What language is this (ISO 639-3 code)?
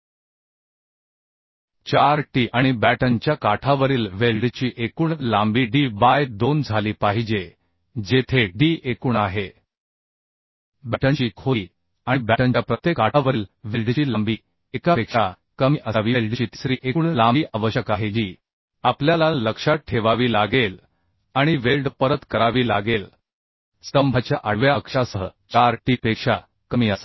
mar